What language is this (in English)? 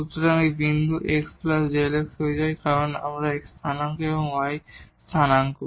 Bangla